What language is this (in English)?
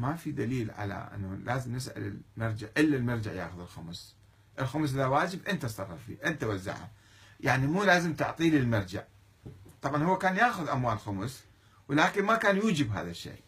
Arabic